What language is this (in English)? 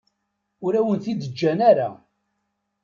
Kabyle